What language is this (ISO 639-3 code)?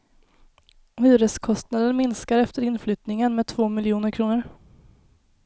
swe